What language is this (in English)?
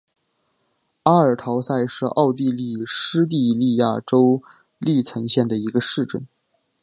Chinese